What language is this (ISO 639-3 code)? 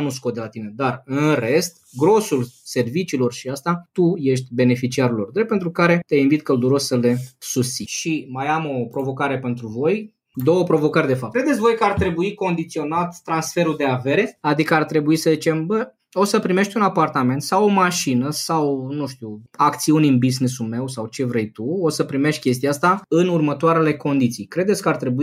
ron